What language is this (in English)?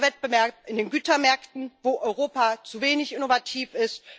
German